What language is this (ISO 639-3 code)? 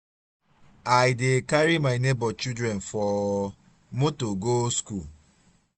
pcm